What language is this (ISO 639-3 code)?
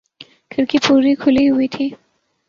urd